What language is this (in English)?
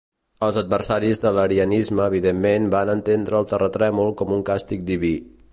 Catalan